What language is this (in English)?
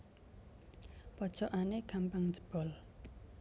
Javanese